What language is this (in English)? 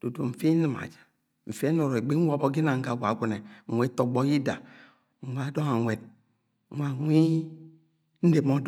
Agwagwune